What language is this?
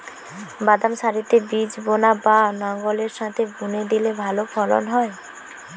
Bangla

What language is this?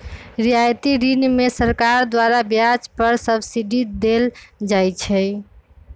Magahi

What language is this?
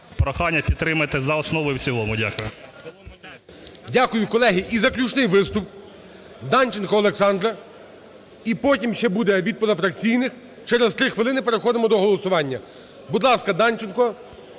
Ukrainian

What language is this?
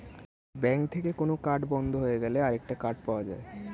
Bangla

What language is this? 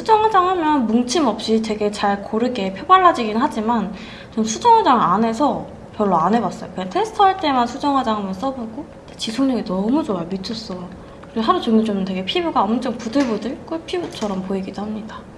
Korean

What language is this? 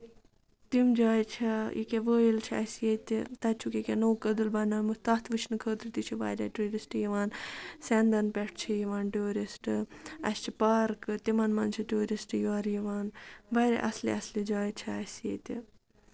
Kashmiri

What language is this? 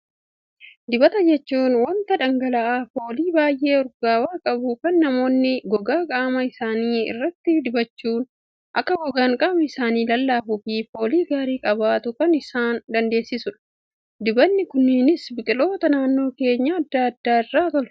Oromo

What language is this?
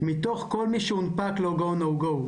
Hebrew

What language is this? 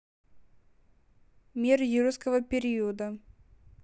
Russian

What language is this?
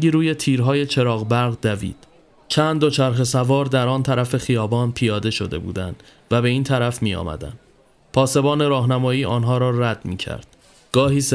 Persian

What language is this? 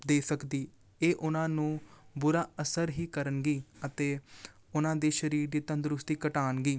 Punjabi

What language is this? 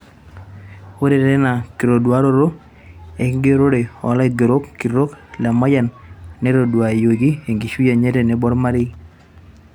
Masai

